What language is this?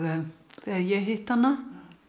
Icelandic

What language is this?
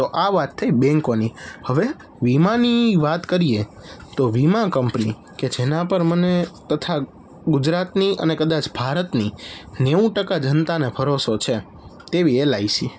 Gujarati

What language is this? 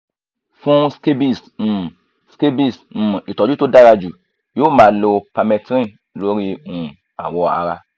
Yoruba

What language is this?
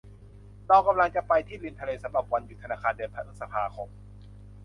Thai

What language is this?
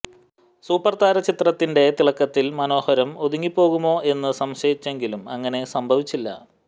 Malayalam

